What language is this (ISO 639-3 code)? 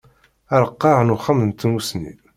kab